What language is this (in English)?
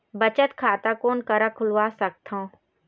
Chhattisgarhi